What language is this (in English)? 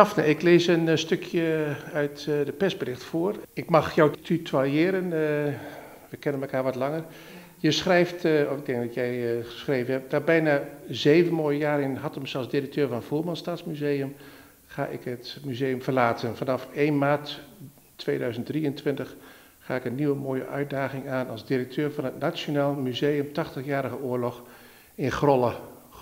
Dutch